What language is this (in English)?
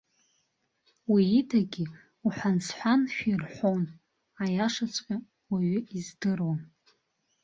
Abkhazian